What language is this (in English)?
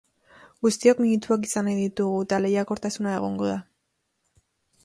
Basque